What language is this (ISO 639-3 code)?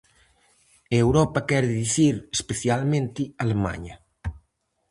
glg